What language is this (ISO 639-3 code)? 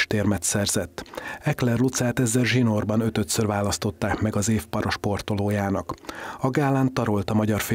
hun